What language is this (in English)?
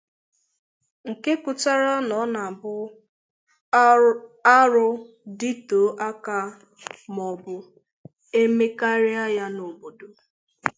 Igbo